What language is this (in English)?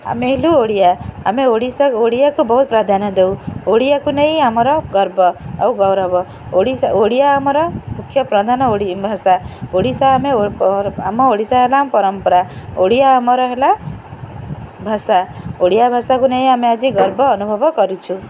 Odia